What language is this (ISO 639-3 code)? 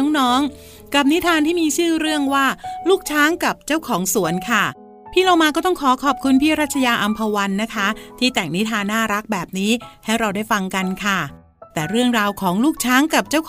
tha